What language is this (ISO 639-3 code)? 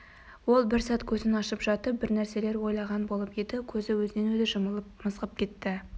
kaz